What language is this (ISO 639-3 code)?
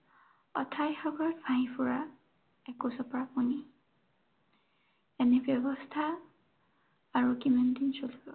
asm